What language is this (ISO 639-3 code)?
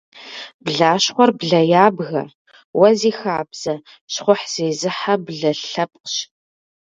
kbd